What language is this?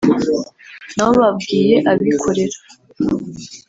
Kinyarwanda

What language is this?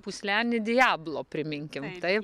Lithuanian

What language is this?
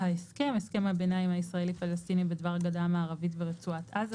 Hebrew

